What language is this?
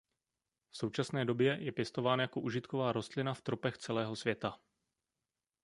Czech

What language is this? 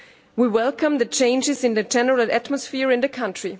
English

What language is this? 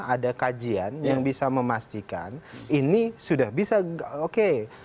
Indonesian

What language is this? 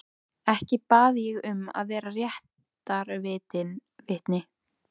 Icelandic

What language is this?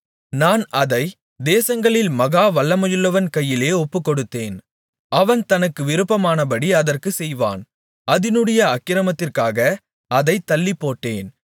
Tamil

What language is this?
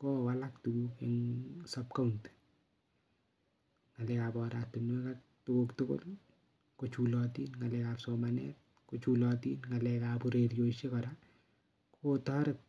Kalenjin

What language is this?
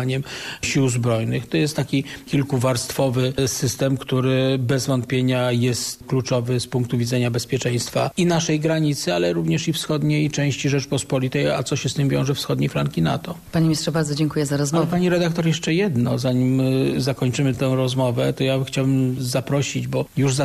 Polish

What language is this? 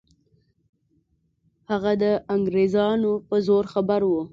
Pashto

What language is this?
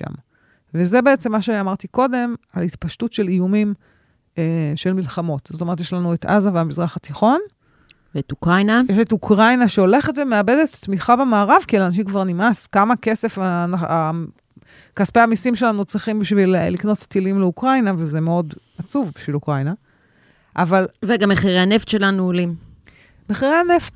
Hebrew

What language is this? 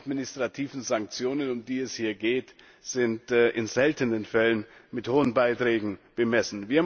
German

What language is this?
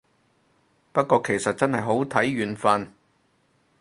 Cantonese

